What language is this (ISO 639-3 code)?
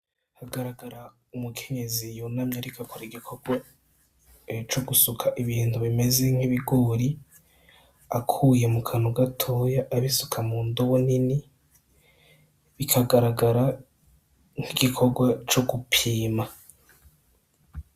run